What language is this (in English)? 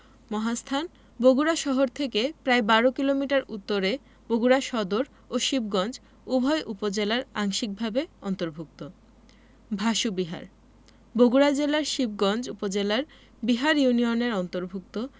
Bangla